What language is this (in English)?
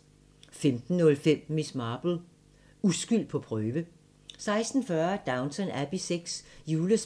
Danish